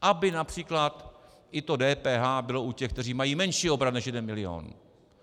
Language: Czech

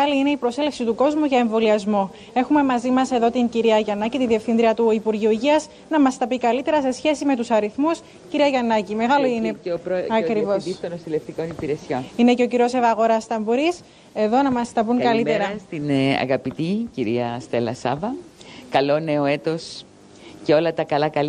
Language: Greek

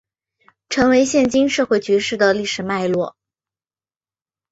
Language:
Chinese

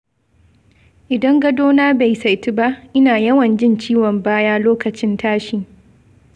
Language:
Hausa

